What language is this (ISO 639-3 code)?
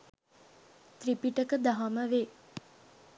sin